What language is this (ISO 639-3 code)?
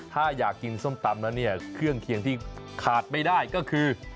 tha